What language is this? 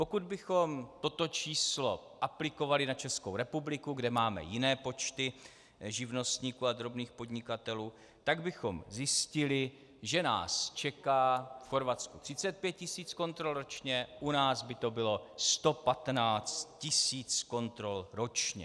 Czech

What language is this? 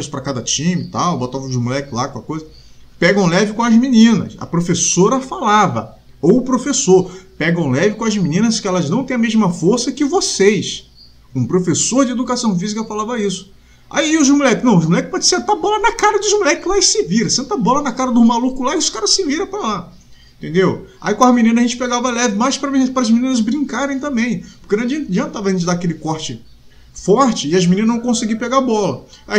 Portuguese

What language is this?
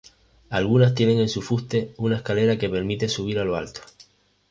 Spanish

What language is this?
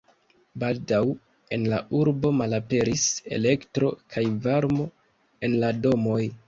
Esperanto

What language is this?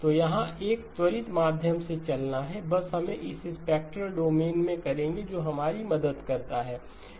Hindi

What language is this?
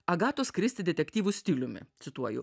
Lithuanian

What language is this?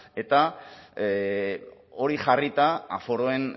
Basque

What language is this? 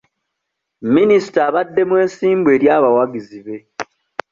Ganda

